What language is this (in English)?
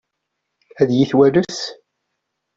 Kabyle